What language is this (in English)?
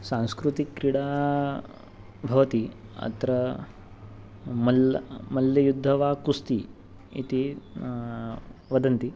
Sanskrit